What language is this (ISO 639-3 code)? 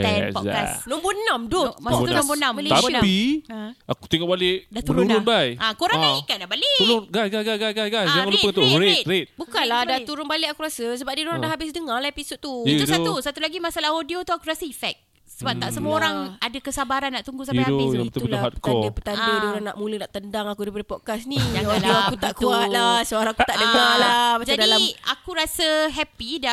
msa